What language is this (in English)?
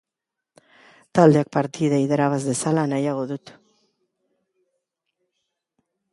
Basque